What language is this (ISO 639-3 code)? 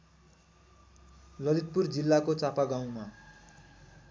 nep